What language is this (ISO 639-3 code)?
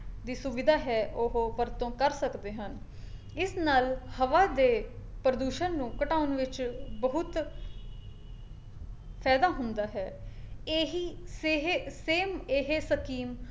pan